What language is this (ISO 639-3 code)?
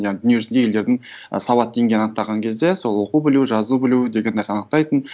kaz